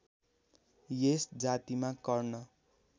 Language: Nepali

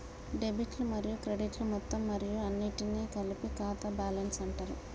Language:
Telugu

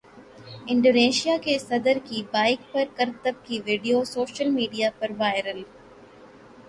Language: Urdu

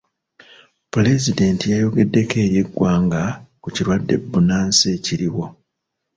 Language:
Ganda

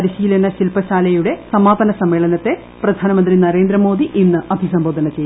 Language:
Malayalam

